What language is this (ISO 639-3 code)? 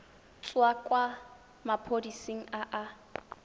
tsn